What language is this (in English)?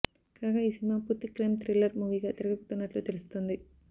Telugu